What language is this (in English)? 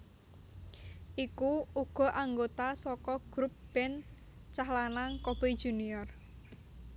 Javanese